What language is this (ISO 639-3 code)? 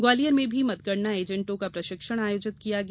hin